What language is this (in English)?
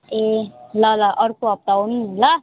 Nepali